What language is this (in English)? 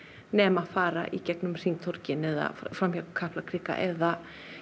Icelandic